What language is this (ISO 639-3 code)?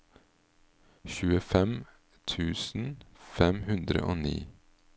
nor